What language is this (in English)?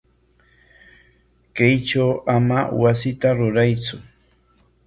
Corongo Ancash Quechua